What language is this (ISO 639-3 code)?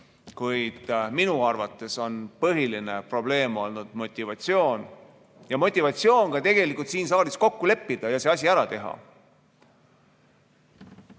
est